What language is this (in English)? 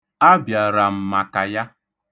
Igbo